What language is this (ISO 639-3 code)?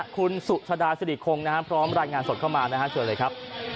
tha